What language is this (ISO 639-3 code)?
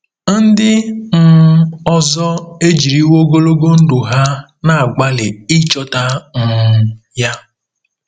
ibo